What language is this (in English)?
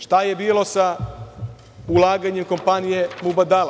Serbian